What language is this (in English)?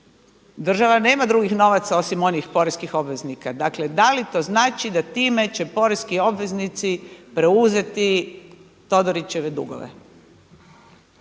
Croatian